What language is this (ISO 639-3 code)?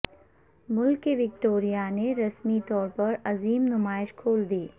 urd